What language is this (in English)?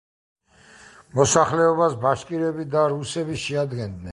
Georgian